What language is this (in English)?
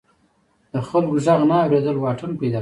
Pashto